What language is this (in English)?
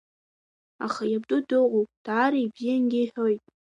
Abkhazian